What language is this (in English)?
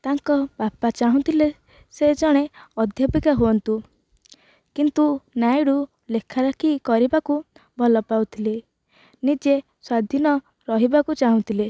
Odia